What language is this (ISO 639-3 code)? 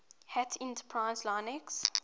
eng